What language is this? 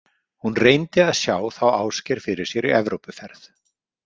Icelandic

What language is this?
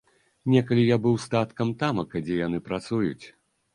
Belarusian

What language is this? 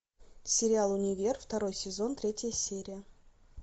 Russian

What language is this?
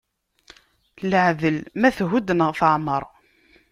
Kabyle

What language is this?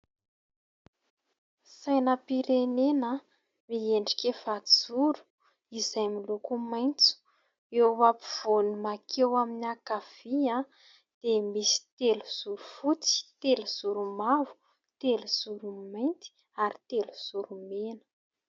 Malagasy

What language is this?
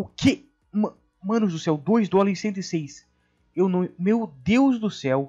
Portuguese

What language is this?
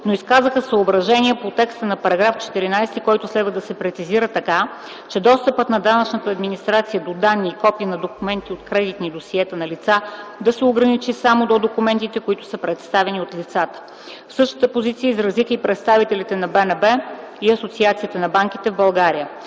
Bulgarian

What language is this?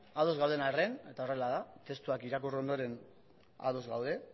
Basque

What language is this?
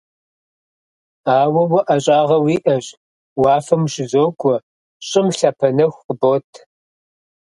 Kabardian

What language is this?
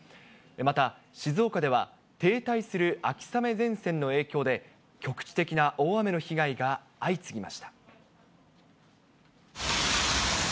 Japanese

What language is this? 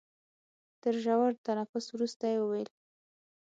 Pashto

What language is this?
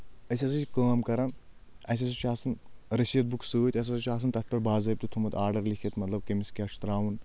Kashmiri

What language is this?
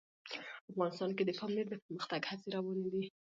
Pashto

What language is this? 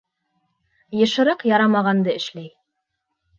Bashkir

